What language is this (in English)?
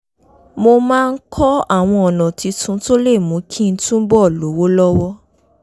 Yoruba